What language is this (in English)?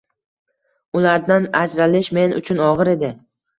Uzbek